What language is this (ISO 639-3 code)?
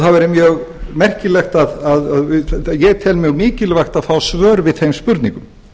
isl